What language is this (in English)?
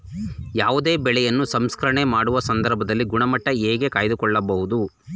Kannada